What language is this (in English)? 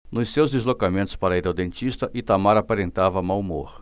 Portuguese